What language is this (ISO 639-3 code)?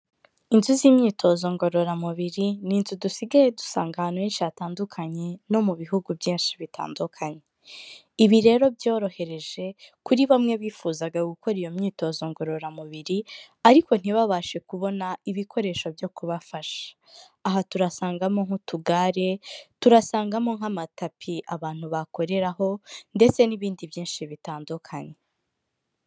kin